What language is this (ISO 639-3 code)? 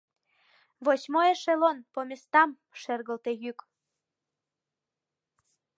chm